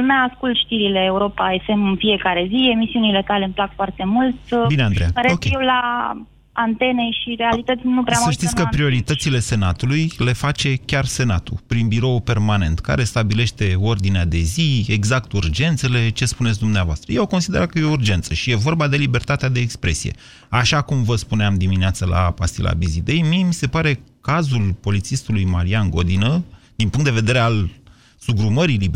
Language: Romanian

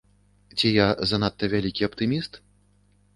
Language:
Belarusian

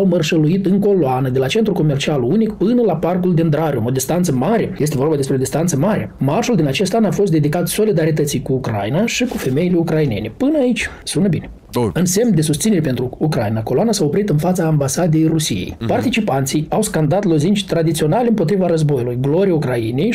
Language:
Romanian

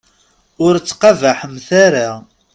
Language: Kabyle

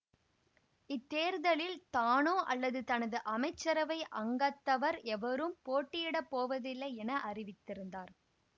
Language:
Tamil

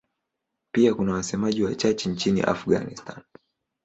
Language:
Swahili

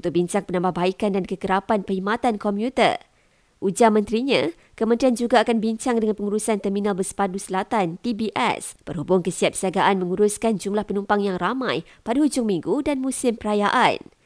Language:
Malay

